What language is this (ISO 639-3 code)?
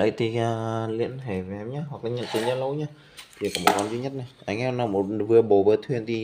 vie